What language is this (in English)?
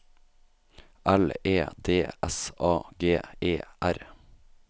Norwegian